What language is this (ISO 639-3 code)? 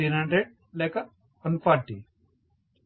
tel